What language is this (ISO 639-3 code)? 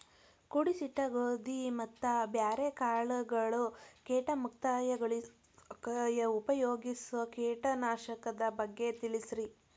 kan